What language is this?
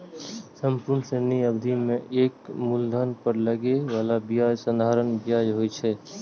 Maithili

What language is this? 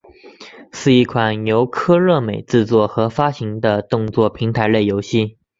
Chinese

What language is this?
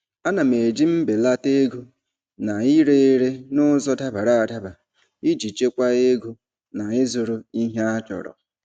Igbo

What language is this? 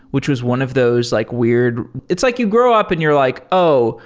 English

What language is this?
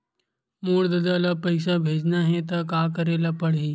Chhattisgarhi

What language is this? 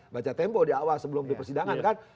Indonesian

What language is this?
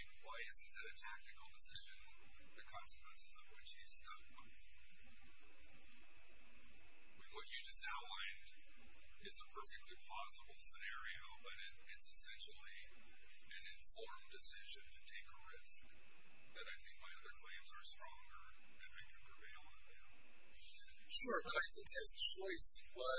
English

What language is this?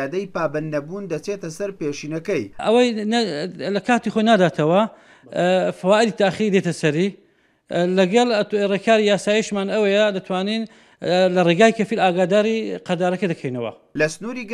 Arabic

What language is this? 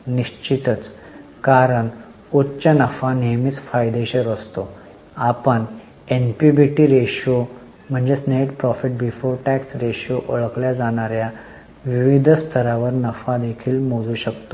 Marathi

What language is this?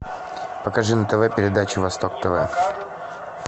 Russian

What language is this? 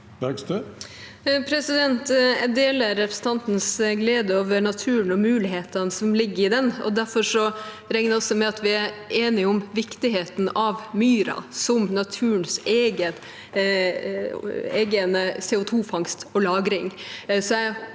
Norwegian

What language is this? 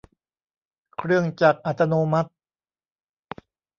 Thai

